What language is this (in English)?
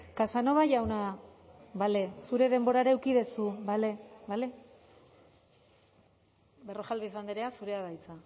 Basque